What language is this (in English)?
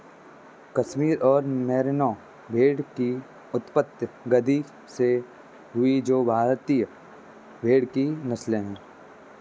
Hindi